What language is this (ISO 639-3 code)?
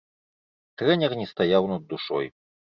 bel